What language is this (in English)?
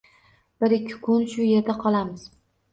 Uzbek